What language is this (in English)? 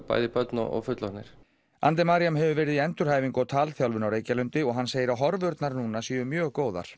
Icelandic